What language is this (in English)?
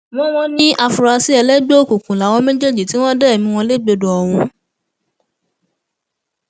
Yoruba